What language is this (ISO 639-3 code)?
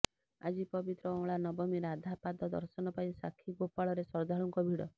ori